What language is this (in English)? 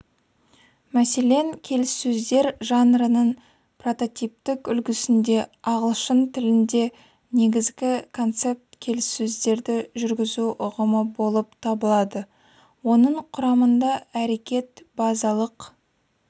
Kazakh